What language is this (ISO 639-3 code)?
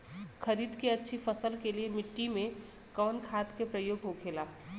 bho